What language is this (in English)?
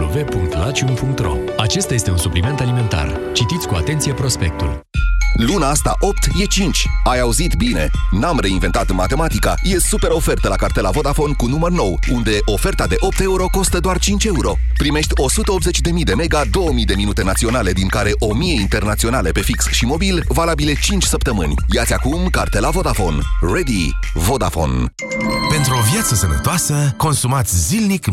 Romanian